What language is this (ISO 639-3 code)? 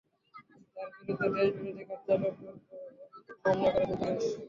ben